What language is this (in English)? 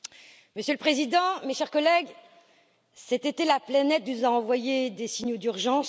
French